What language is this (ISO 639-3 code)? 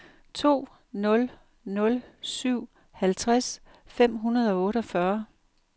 dan